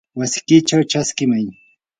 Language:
Yanahuanca Pasco Quechua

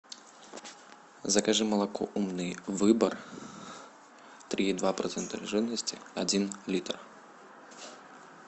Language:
Russian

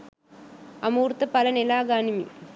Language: Sinhala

